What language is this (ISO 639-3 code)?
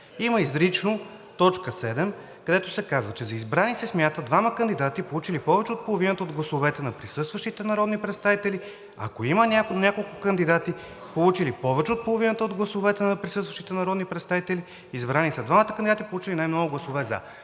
bul